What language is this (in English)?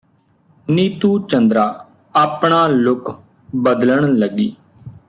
Punjabi